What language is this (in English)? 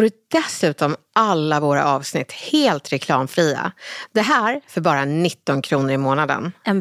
Swedish